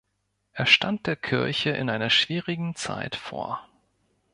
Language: German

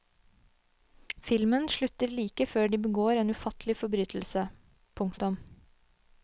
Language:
Norwegian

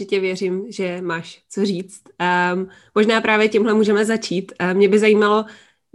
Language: Czech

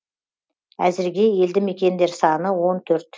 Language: Kazakh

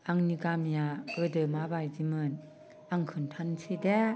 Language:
Bodo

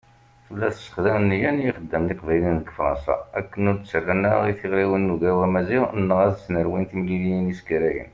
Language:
Kabyle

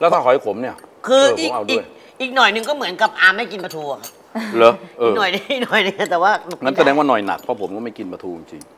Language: Thai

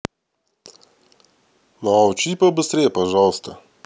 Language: Russian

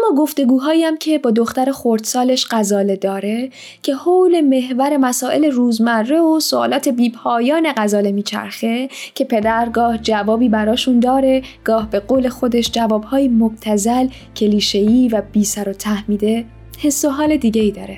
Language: Persian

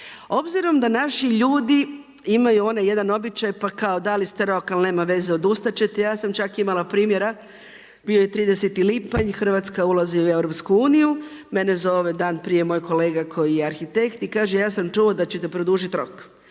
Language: Croatian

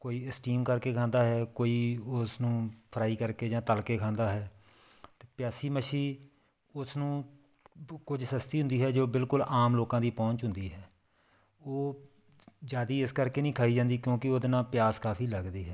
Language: Punjabi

